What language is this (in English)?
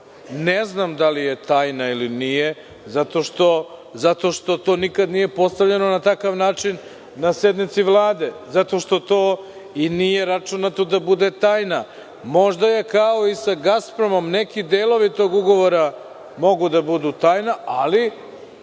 Serbian